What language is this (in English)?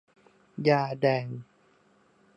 Thai